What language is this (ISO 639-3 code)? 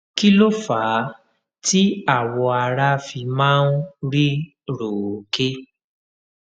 yor